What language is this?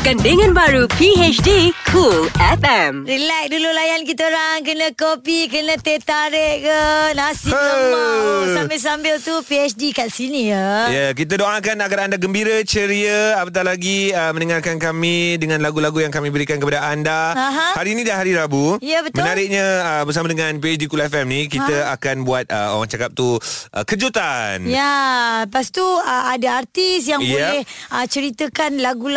Malay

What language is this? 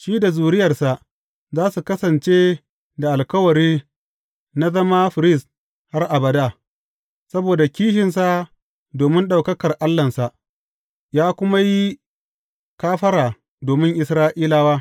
Hausa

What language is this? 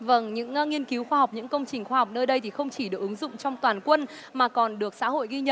Vietnamese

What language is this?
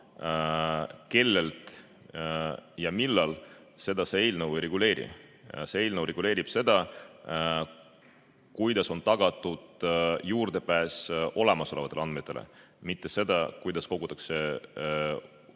Estonian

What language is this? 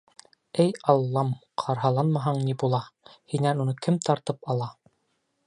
Bashkir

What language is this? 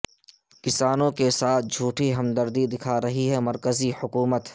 Urdu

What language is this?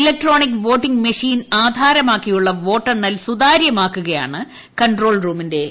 Malayalam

